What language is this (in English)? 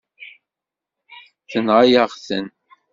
Kabyle